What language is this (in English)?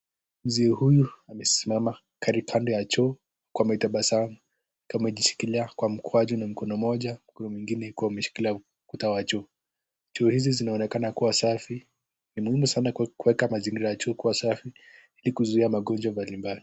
Swahili